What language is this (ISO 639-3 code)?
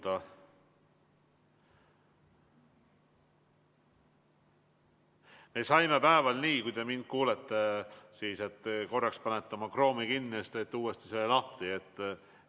est